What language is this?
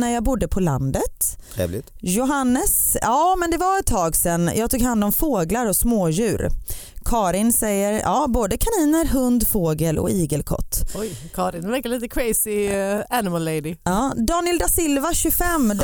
Swedish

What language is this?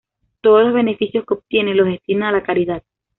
Spanish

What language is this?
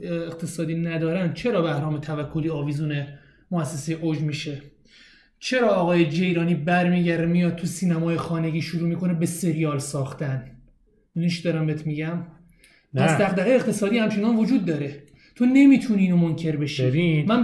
Persian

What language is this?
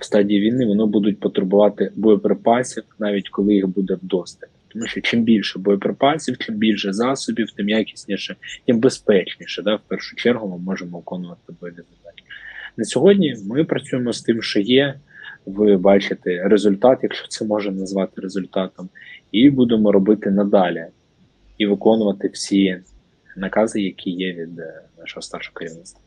Ukrainian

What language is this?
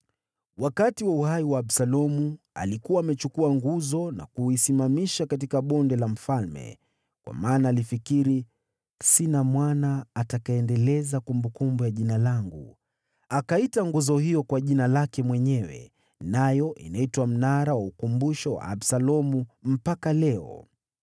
Swahili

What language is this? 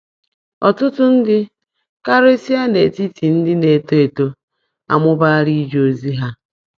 Igbo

